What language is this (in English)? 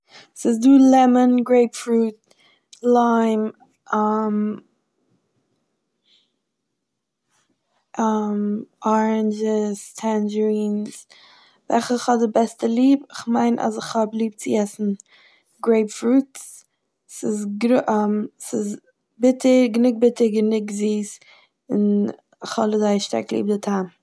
Yiddish